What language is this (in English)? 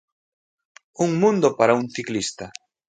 Galician